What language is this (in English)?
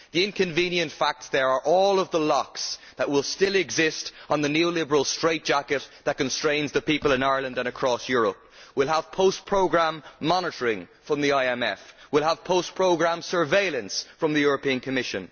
English